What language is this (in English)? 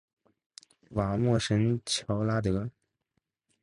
Chinese